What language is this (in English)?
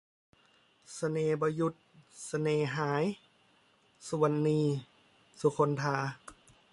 Thai